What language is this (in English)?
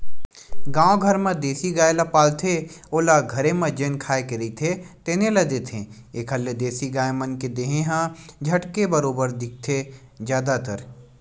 Chhattisgarhi